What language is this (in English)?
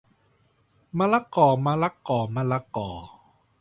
Thai